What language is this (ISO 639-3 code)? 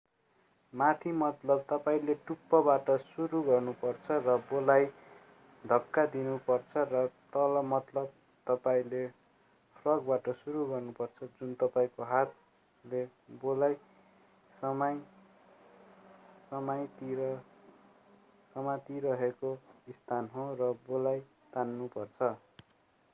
nep